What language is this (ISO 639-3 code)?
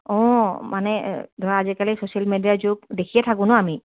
asm